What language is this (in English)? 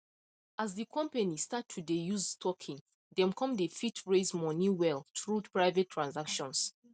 Nigerian Pidgin